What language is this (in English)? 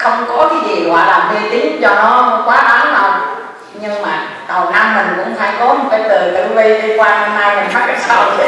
Vietnamese